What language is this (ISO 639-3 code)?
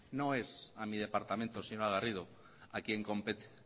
spa